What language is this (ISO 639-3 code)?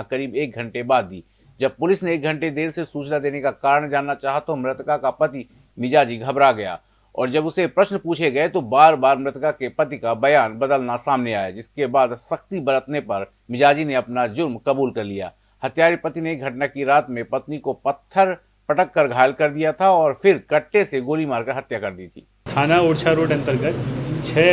hin